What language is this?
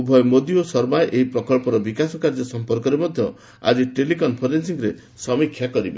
Odia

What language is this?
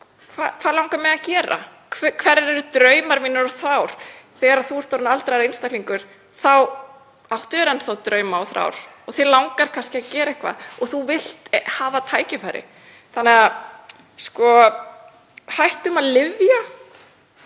Icelandic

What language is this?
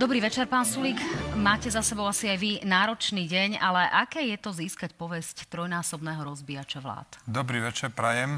Slovak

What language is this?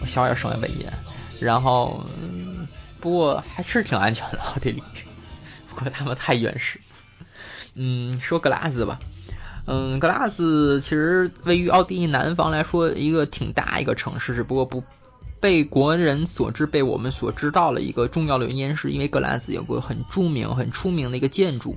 Chinese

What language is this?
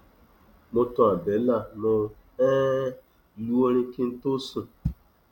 Yoruba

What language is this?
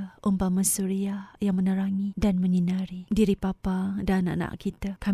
Malay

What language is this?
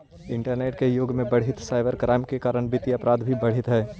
Magahi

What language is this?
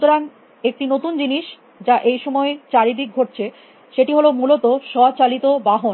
Bangla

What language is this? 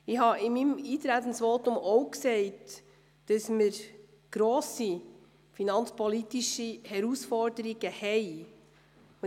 Swiss German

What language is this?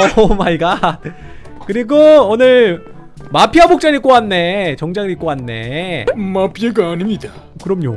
Korean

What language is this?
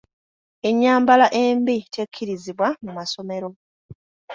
Ganda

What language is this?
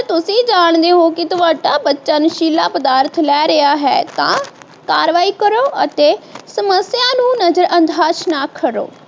Punjabi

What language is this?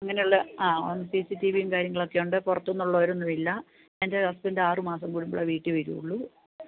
Malayalam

